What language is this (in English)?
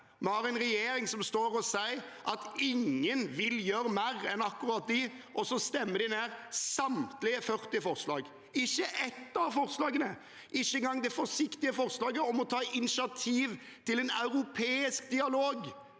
Norwegian